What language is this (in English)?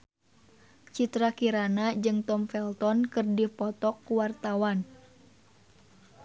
Sundanese